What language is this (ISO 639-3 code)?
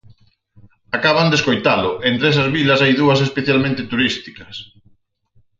glg